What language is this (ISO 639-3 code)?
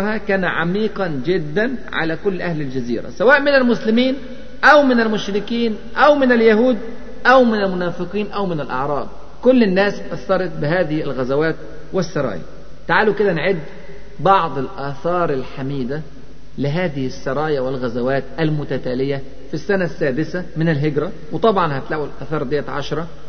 ara